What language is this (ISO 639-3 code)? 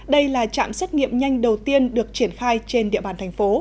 vie